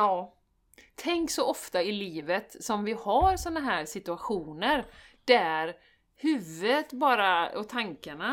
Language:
Swedish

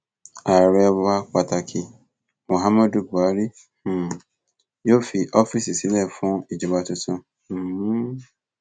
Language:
Yoruba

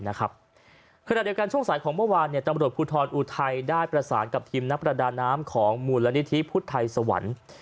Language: Thai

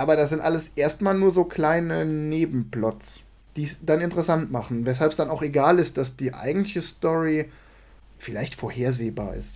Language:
German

